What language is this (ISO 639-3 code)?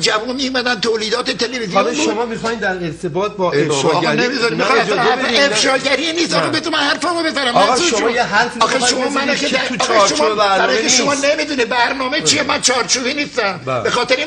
fas